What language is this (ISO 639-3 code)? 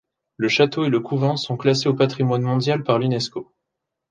fra